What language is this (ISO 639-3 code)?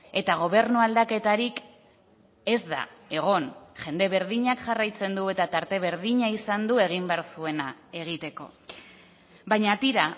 eus